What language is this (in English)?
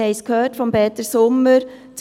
Swiss German